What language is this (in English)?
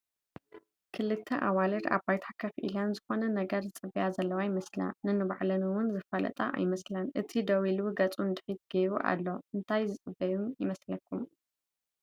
Tigrinya